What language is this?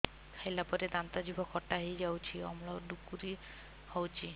Odia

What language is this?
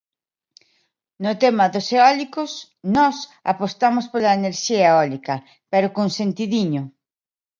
Galician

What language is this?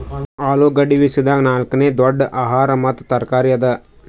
Kannada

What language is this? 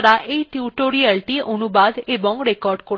Bangla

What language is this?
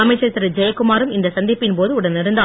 Tamil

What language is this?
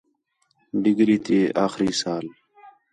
Khetrani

